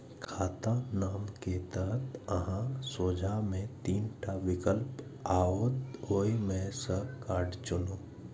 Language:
Maithili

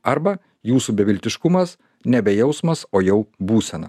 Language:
Lithuanian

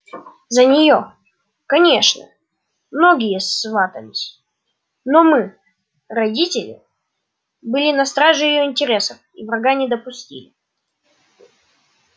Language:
Russian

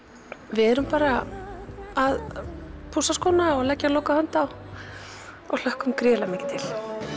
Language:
Icelandic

